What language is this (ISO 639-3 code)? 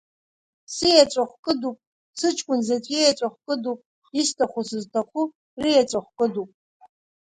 abk